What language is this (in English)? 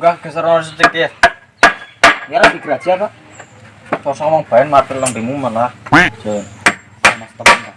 Indonesian